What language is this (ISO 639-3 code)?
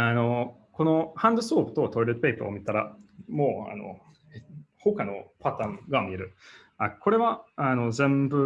jpn